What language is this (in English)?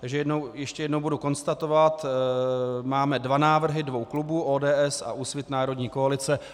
Czech